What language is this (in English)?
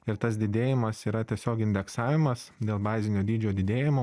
Lithuanian